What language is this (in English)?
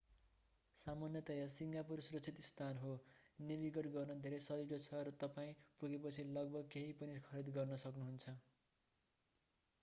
Nepali